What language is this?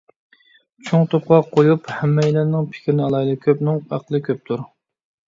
Uyghur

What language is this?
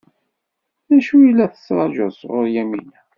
Kabyle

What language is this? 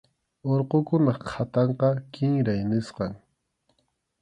Arequipa-La Unión Quechua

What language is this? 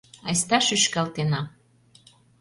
Mari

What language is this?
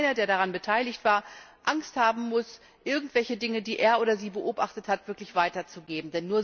German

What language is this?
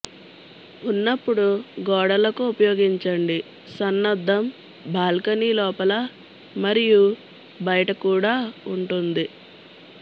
Telugu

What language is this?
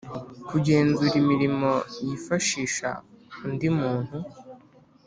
Kinyarwanda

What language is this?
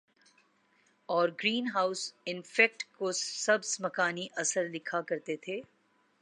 Urdu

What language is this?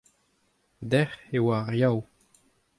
Breton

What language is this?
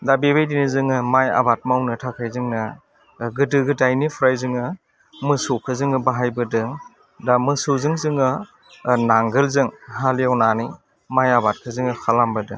Bodo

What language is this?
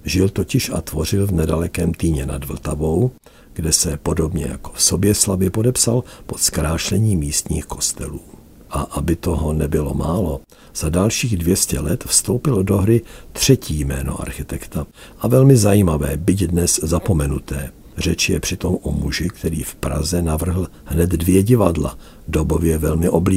Czech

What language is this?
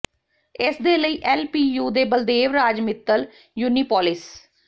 Punjabi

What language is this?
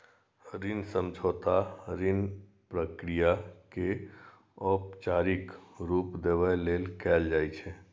Maithili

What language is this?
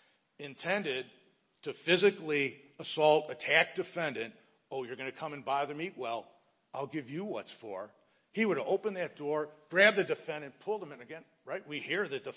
English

